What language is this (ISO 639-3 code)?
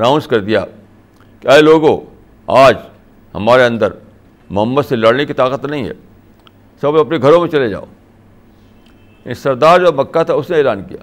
urd